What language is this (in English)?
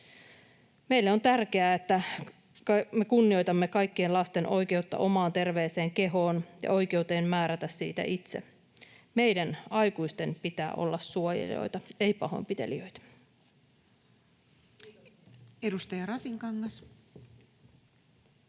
Finnish